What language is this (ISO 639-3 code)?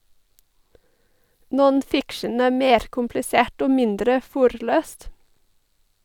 nor